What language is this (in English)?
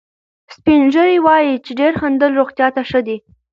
Pashto